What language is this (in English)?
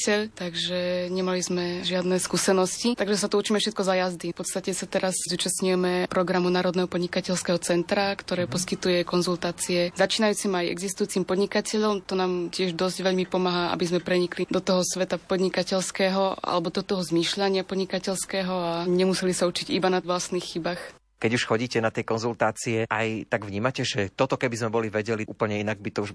Slovak